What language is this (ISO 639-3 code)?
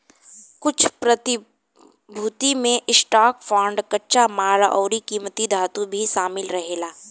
bho